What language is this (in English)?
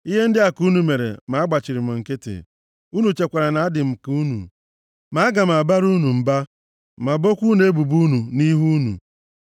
Igbo